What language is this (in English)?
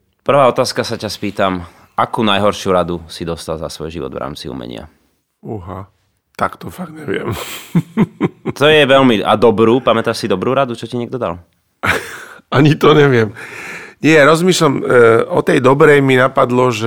Slovak